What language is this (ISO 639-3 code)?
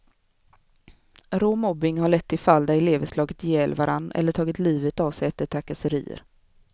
swe